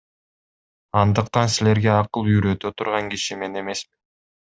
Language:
Kyrgyz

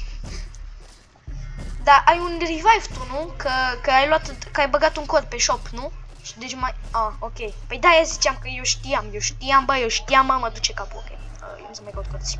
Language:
Romanian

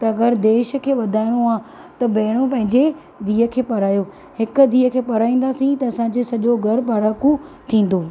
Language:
Sindhi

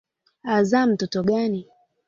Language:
Swahili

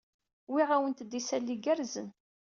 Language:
Kabyle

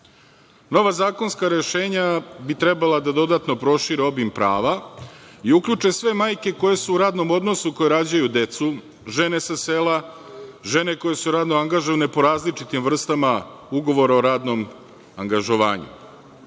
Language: Serbian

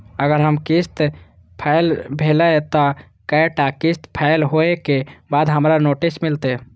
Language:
Maithili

